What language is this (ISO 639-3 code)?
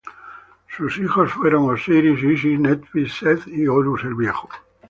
spa